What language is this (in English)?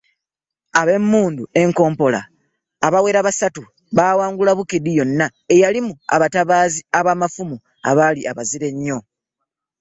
Ganda